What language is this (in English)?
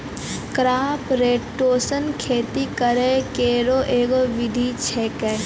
Maithili